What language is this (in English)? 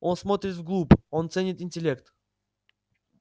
Russian